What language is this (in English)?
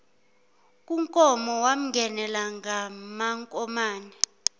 Zulu